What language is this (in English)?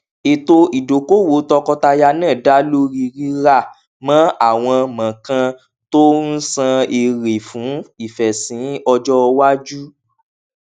Yoruba